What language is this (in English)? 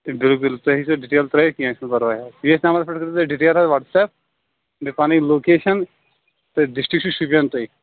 Kashmiri